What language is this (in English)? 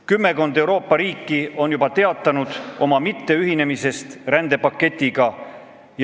Estonian